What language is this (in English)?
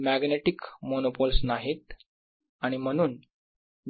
Marathi